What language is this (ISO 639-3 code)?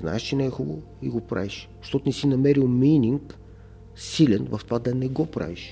bul